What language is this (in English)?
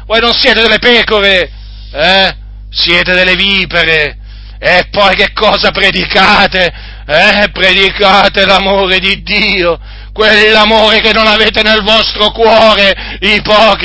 Italian